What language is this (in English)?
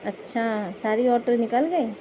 Urdu